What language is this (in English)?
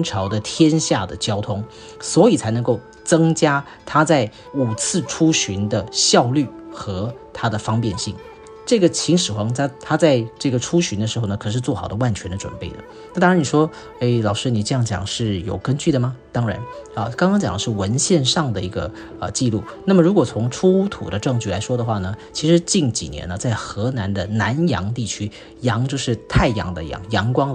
Chinese